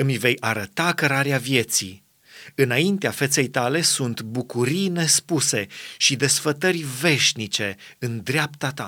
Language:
Romanian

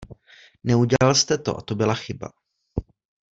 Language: Czech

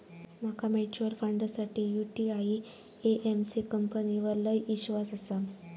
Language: Marathi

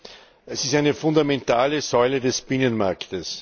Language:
German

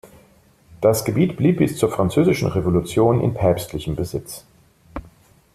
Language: German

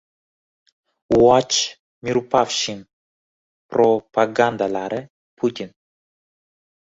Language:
Uzbek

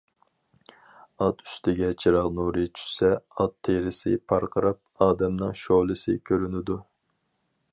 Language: Uyghur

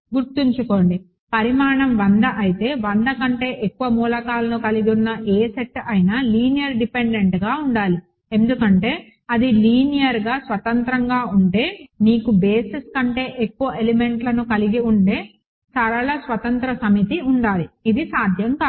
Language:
Telugu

